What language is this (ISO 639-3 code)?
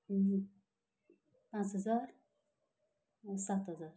nep